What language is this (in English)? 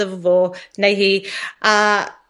Welsh